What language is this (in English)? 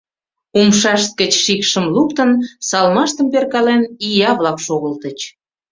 Mari